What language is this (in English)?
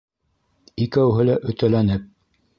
Bashkir